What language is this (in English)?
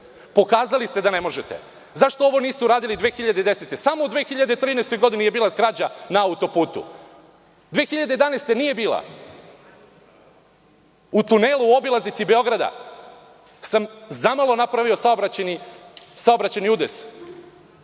Serbian